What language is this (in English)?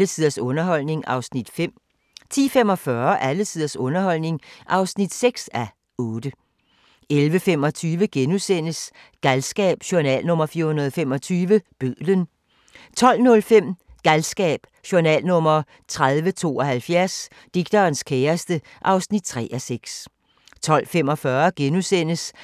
Danish